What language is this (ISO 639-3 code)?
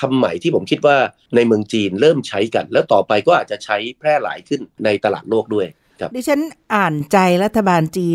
tha